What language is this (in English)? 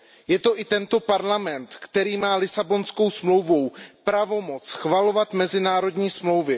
Czech